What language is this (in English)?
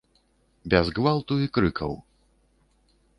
Belarusian